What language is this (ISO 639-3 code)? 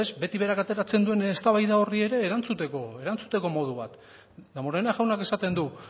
eus